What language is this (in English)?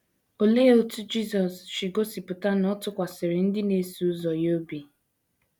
Igbo